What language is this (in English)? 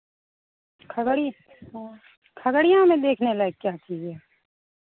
Hindi